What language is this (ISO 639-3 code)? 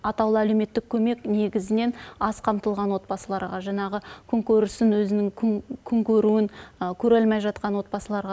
kaz